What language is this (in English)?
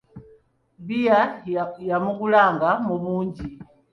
Ganda